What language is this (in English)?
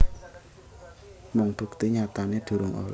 Javanese